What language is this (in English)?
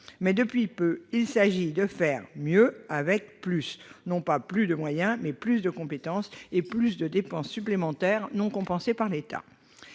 French